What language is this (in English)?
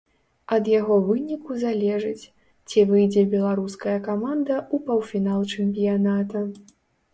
Belarusian